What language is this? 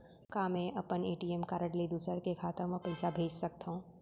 Chhattisgarhi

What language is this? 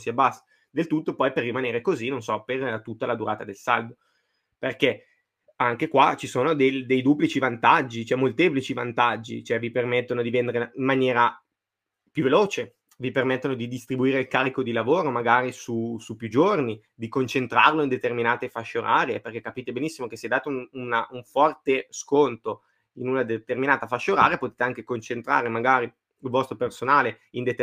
Italian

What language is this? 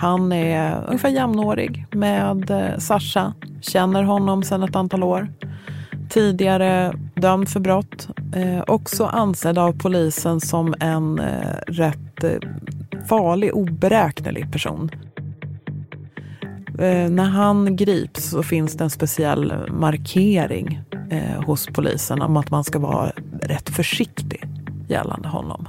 Swedish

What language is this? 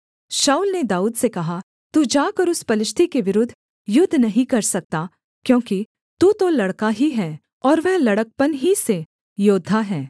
Hindi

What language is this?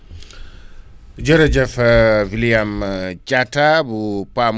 Wolof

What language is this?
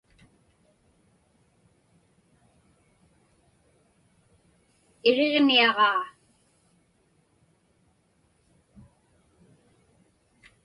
Inupiaq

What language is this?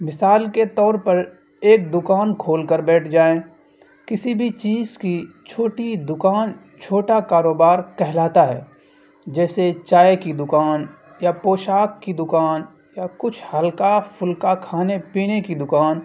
Urdu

